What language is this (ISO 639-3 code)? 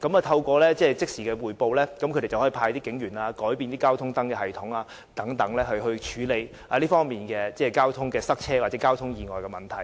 yue